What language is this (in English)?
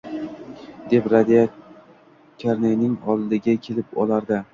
Uzbek